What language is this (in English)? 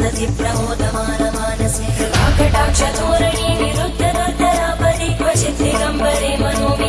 Indonesian